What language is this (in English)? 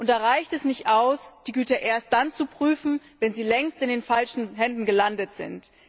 German